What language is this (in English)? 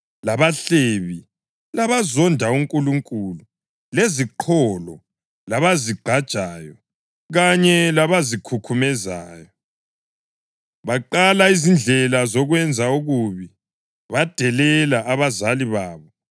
North Ndebele